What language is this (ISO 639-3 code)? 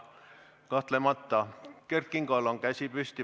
est